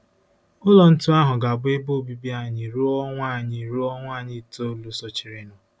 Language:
Igbo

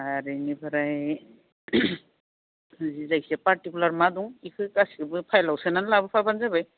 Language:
Bodo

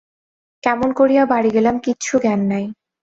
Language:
Bangla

